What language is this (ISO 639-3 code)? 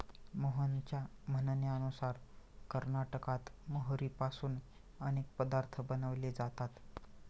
mar